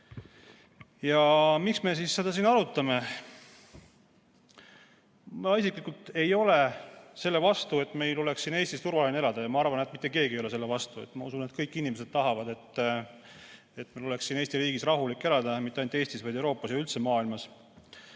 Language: Estonian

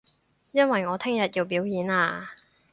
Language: Cantonese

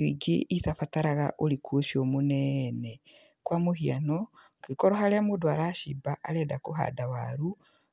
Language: Kikuyu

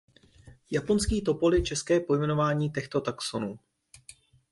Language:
Czech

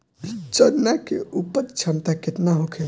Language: Bhojpuri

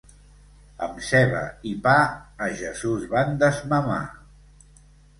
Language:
Catalan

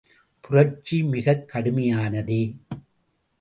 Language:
Tamil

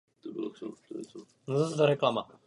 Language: Czech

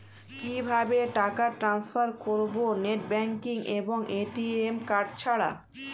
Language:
Bangla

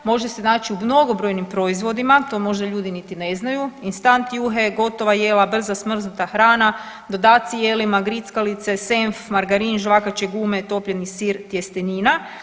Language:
Croatian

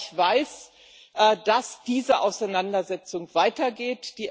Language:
German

